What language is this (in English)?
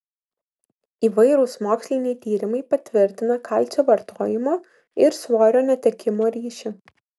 Lithuanian